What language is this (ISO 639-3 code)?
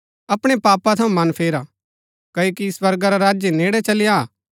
gbk